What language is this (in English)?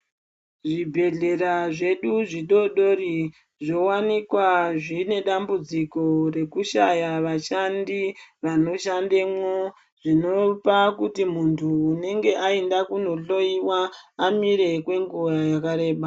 Ndau